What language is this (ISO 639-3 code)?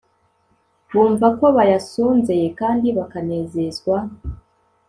kin